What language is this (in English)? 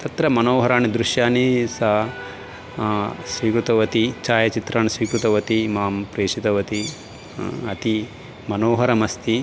Sanskrit